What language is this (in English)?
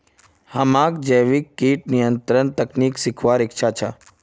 Magahi